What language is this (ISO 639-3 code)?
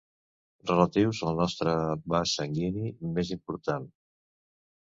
cat